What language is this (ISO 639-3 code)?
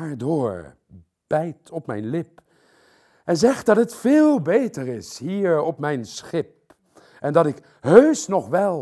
nld